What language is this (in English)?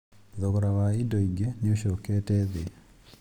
Kikuyu